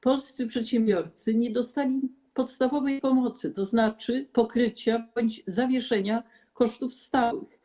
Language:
Polish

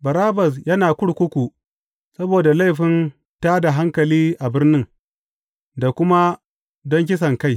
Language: Hausa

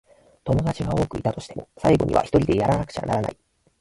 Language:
Japanese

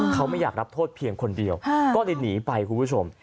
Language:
Thai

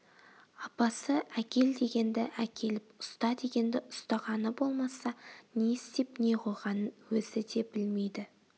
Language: Kazakh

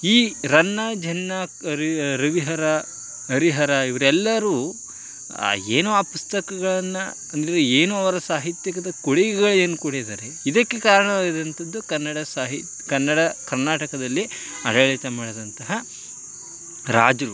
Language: Kannada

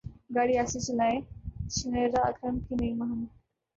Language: Urdu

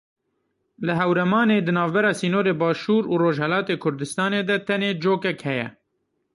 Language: Kurdish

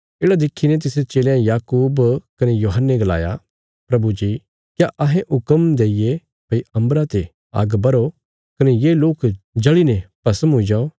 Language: Bilaspuri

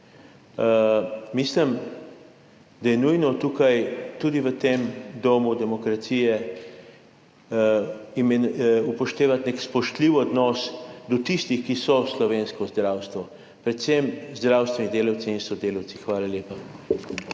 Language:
Slovenian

